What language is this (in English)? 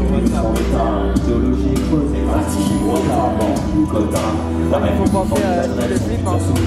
French